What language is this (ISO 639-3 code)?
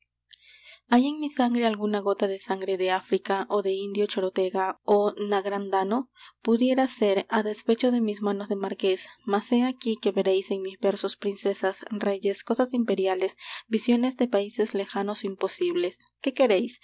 spa